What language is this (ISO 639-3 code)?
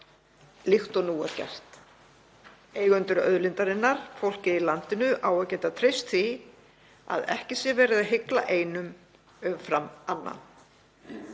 isl